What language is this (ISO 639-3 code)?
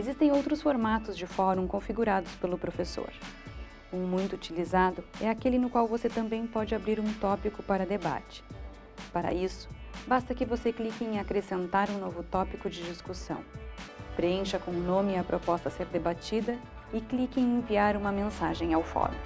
por